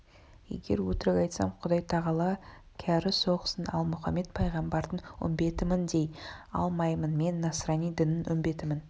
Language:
Kazakh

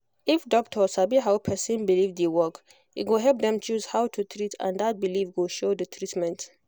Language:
Nigerian Pidgin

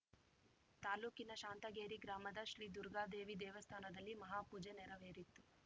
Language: Kannada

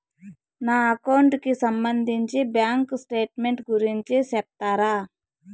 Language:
Telugu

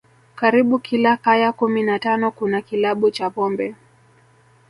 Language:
Swahili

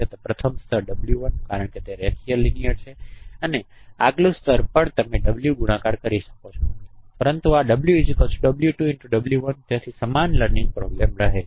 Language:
Gujarati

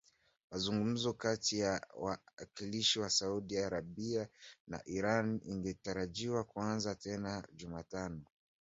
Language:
Swahili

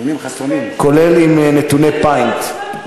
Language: Hebrew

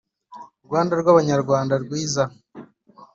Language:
Kinyarwanda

